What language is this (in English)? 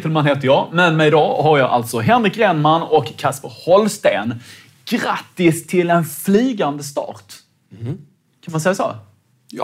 Swedish